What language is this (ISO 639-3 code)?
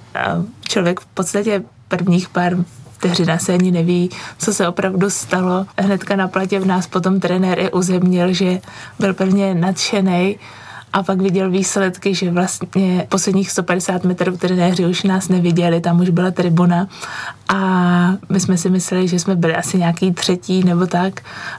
ces